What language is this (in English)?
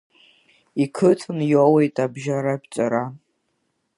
Abkhazian